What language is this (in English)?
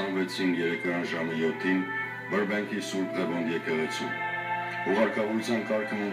Romanian